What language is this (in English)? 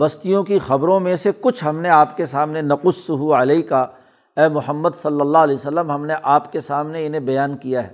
Urdu